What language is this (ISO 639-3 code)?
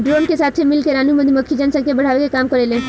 bho